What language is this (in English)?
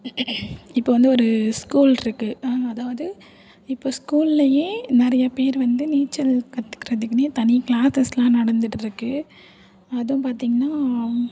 Tamil